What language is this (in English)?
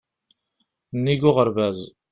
Kabyle